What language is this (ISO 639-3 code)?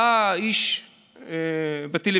heb